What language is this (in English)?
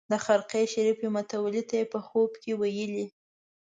Pashto